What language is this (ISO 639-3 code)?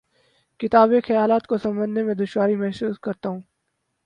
urd